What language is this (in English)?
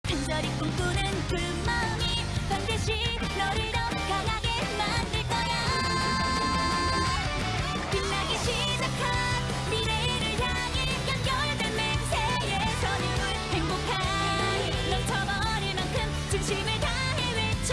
Korean